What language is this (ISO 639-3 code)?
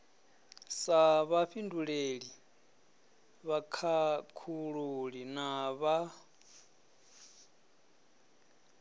ven